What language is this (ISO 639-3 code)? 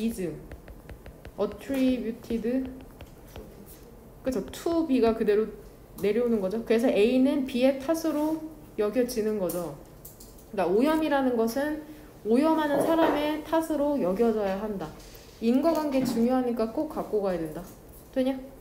kor